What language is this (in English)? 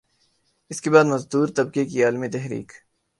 Urdu